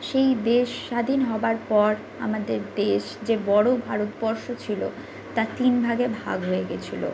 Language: Bangla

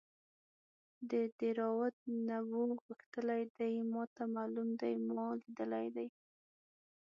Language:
Pashto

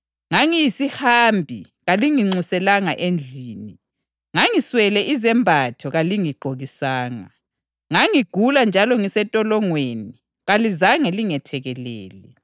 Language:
North Ndebele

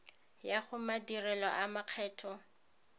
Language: Tswana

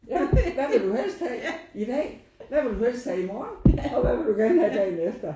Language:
Danish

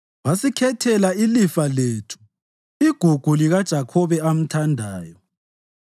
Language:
North Ndebele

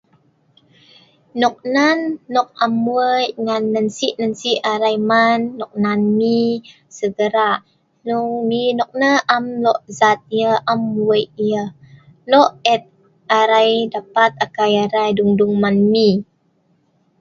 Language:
Sa'ban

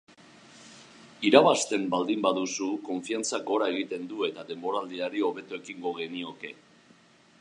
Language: Basque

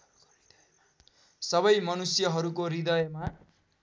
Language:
Nepali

